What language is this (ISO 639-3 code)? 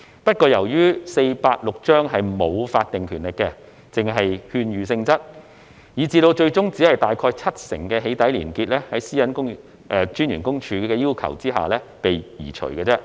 yue